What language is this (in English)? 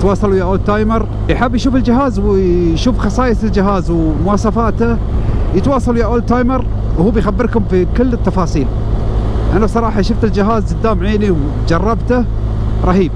Arabic